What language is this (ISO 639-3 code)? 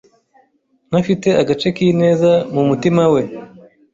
kin